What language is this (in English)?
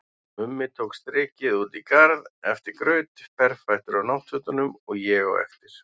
Icelandic